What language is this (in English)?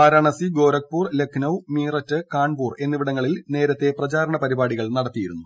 Malayalam